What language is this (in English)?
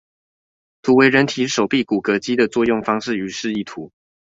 Chinese